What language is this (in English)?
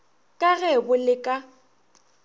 Northern Sotho